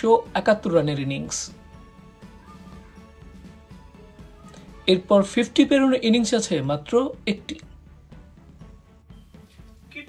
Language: Hindi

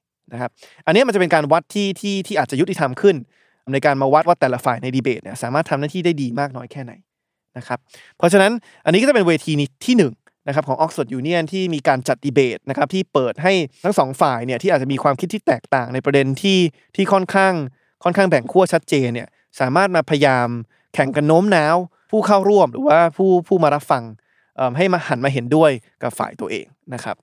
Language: Thai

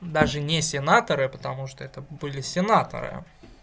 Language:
Russian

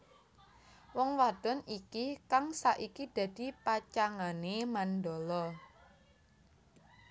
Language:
Javanese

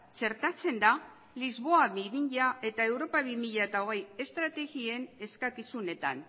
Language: Basque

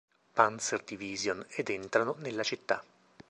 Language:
Italian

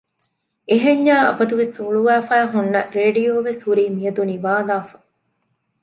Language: Divehi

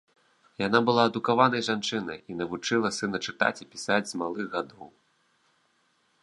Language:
Belarusian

